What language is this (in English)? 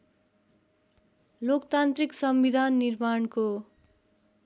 Nepali